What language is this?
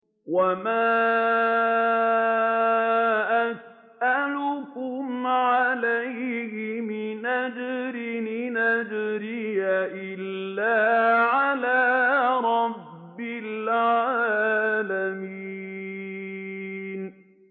Arabic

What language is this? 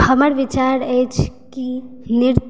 Maithili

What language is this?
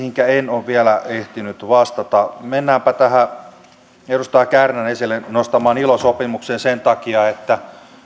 Finnish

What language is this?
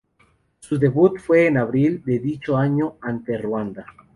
Spanish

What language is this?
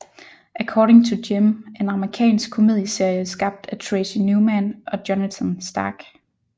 Danish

